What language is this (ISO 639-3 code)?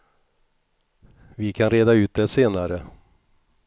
swe